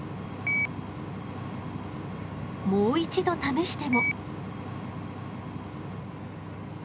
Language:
Japanese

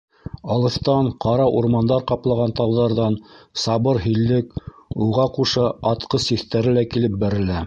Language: Bashkir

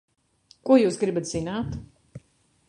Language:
Latvian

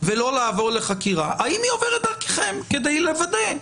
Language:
Hebrew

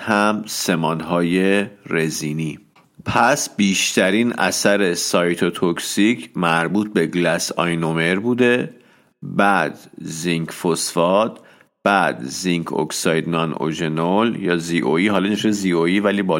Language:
Persian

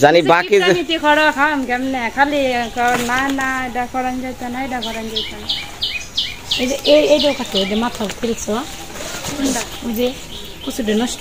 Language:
Arabic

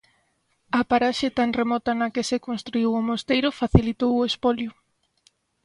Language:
Galician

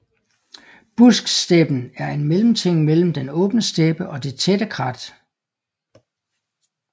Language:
Danish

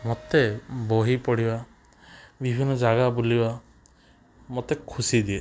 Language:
Odia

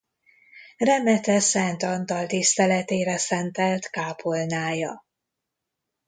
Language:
Hungarian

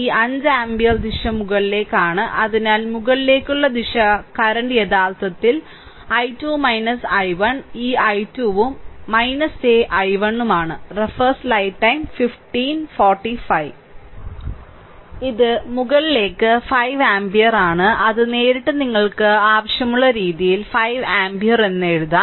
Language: Malayalam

